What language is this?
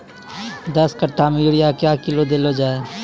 Maithili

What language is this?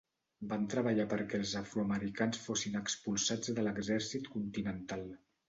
Catalan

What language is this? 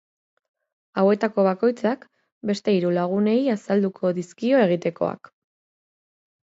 Basque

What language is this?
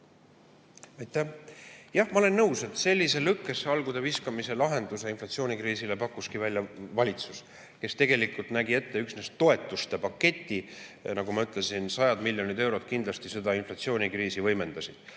Estonian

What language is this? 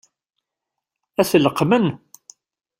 Kabyle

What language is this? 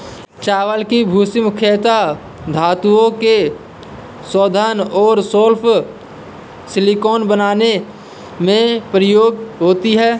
Hindi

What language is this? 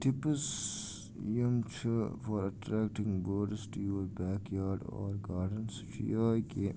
Kashmiri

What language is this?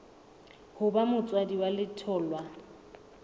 Southern Sotho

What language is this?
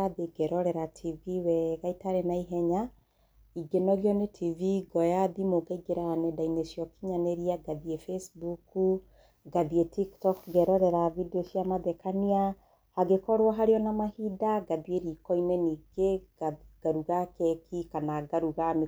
Kikuyu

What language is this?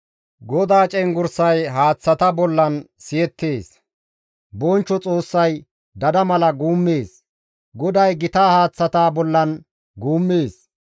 Gamo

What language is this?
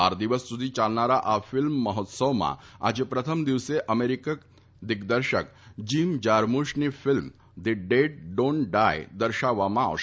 Gujarati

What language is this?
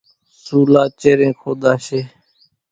Kachi Koli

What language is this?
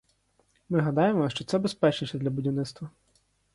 Ukrainian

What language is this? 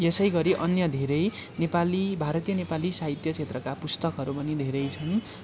Nepali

